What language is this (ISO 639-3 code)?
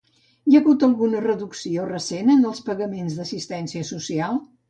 cat